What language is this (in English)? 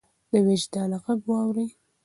Pashto